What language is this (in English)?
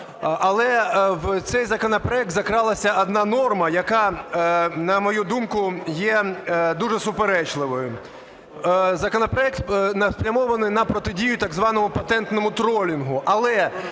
Ukrainian